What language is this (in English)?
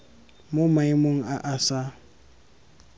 Tswana